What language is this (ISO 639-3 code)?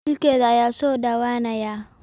som